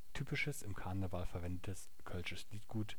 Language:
German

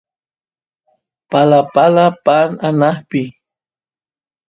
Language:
Santiago del Estero Quichua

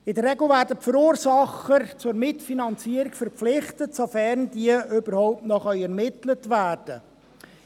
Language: Swiss German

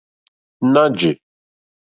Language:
Mokpwe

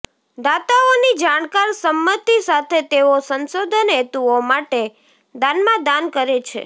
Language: Gujarati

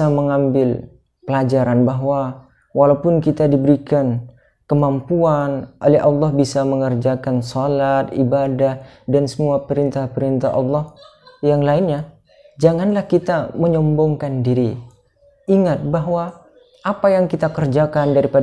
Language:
Indonesian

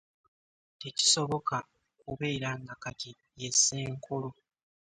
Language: Ganda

